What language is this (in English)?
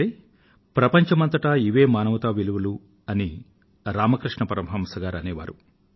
Telugu